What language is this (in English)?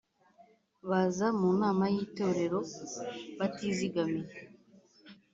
Kinyarwanda